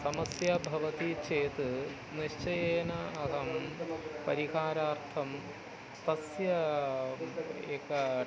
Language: Sanskrit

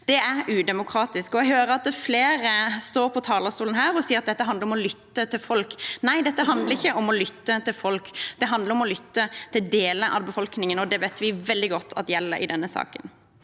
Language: Norwegian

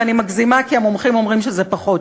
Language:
Hebrew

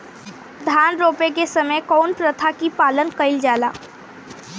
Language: Bhojpuri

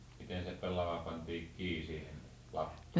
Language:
Finnish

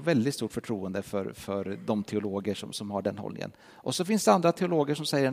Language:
Swedish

